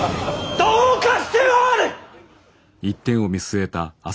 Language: Japanese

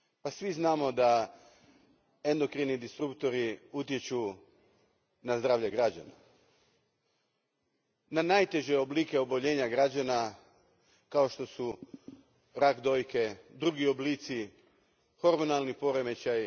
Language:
Croatian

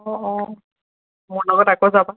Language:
Assamese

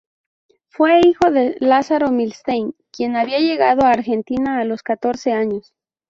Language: Spanish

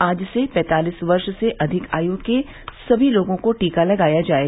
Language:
Hindi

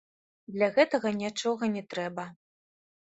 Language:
Belarusian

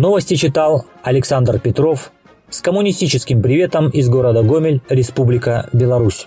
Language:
Russian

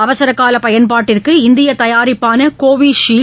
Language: Tamil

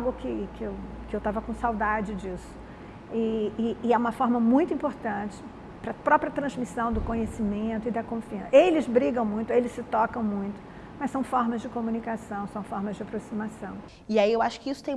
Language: Portuguese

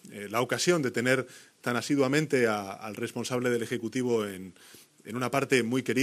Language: Spanish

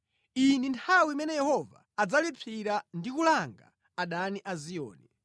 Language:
Nyanja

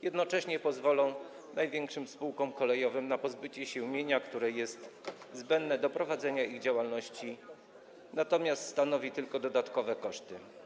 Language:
Polish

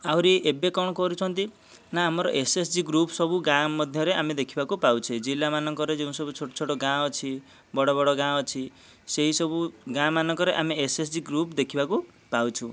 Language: Odia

